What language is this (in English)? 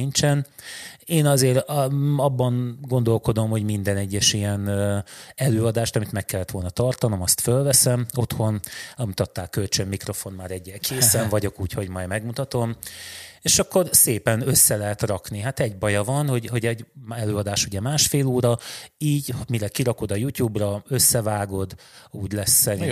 Hungarian